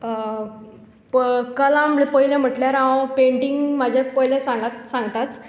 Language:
Konkani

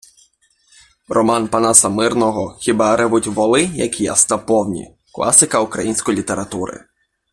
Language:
Ukrainian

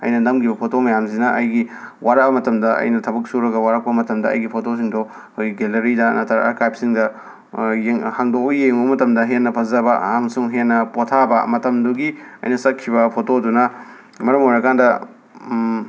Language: Manipuri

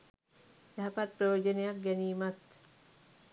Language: Sinhala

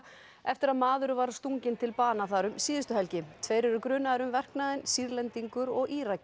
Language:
Icelandic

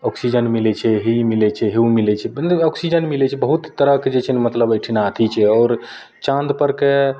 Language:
Maithili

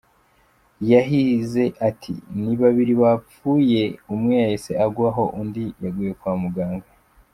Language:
Kinyarwanda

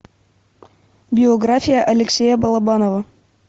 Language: Russian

